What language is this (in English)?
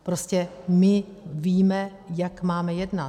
Czech